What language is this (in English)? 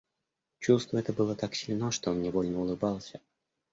Russian